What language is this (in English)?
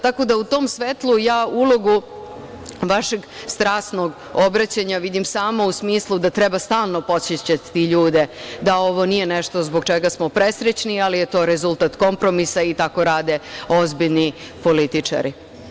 Serbian